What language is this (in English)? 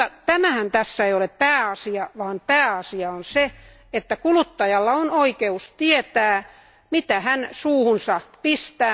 Finnish